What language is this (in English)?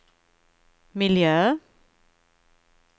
Swedish